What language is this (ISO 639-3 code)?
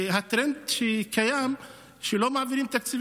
heb